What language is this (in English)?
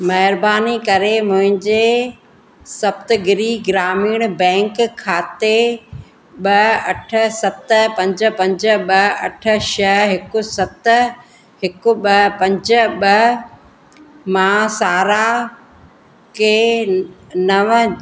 Sindhi